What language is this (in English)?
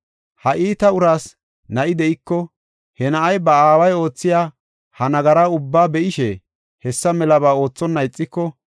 Gofa